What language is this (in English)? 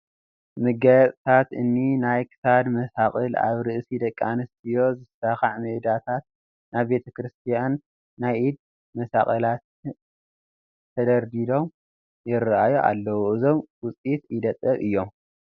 Tigrinya